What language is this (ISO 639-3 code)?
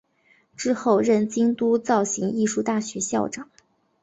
zho